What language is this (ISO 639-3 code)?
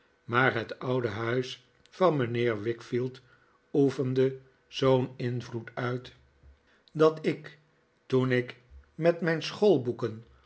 nld